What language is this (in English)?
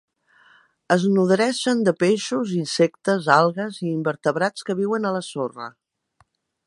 Catalan